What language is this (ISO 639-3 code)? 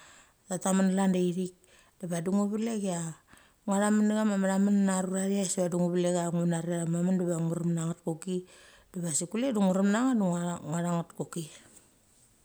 gcc